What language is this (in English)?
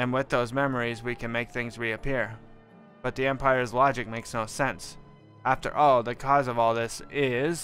English